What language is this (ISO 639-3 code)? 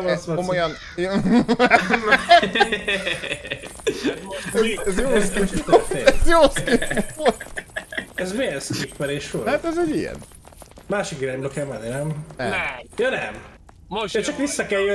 hun